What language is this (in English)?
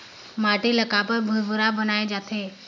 Chhattisgarhi